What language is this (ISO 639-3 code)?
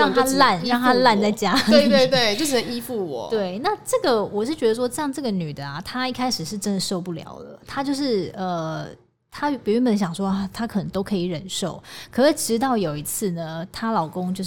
zho